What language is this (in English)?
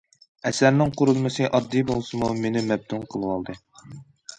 Uyghur